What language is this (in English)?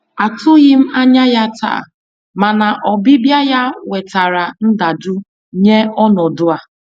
Igbo